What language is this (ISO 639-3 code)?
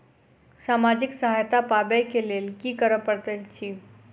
mai